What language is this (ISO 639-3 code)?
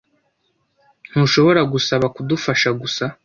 kin